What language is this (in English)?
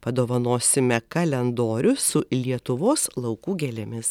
Lithuanian